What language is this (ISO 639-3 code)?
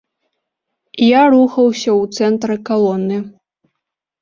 bel